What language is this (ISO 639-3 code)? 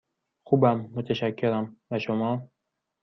fas